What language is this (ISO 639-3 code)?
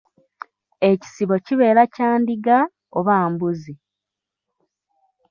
lug